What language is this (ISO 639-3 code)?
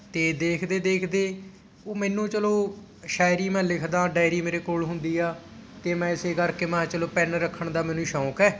pan